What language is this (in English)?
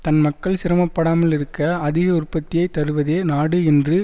Tamil